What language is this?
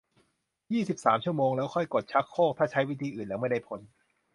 Thai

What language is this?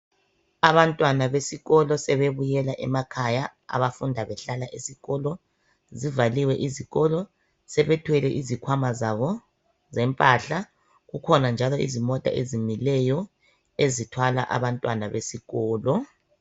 North Ndebele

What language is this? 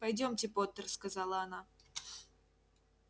Russian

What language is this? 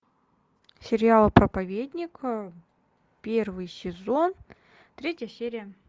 Russian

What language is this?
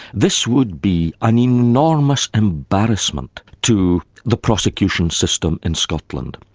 English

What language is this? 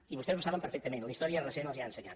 Catalan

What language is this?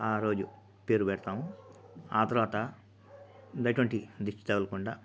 Telugu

